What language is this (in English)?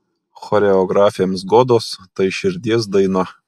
Lithuanian